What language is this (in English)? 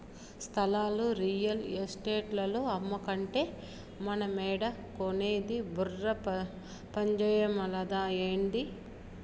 Telugu